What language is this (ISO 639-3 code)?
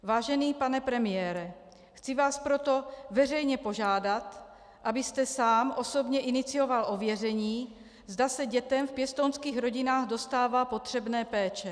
ces